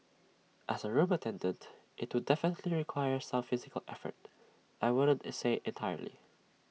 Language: English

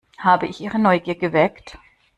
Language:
German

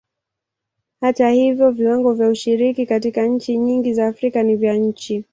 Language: Swahili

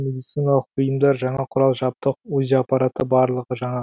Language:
Kazakh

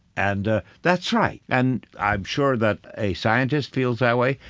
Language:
English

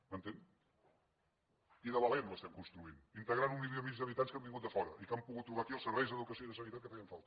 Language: Catalan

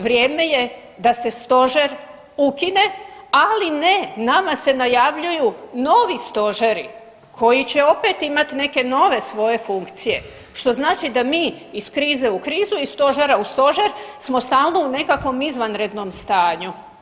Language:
Croatian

